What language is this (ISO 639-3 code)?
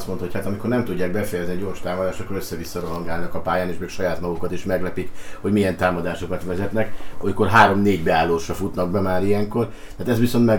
hun